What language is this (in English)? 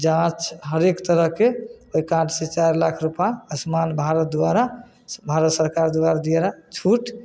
Maithili